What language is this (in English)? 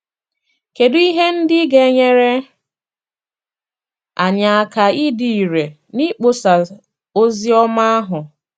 Igbo